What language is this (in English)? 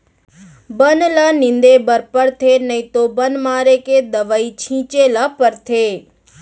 Chhattisgarhi